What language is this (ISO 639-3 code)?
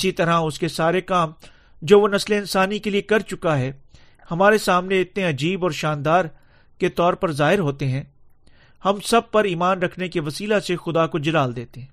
urd